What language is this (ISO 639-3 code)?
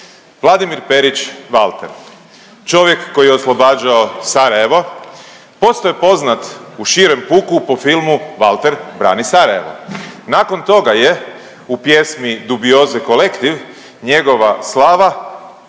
hrv